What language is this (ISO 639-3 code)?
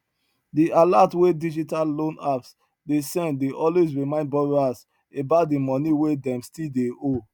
pcm